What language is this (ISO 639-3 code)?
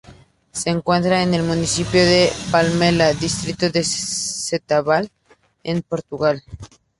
spa